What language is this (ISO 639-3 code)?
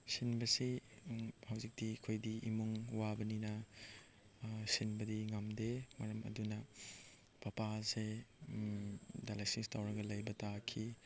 mni